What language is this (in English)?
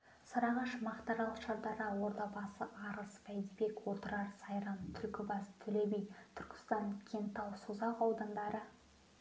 Kazakh